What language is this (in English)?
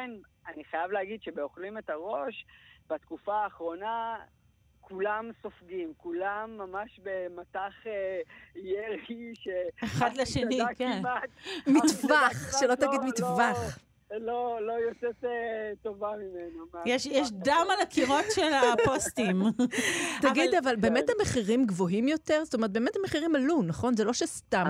Hebrew